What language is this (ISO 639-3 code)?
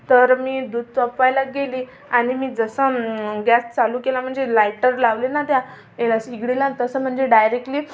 mar